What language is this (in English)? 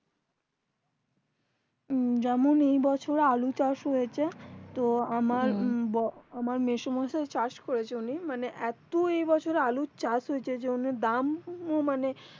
Bangla